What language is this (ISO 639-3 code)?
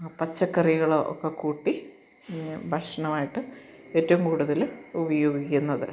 mal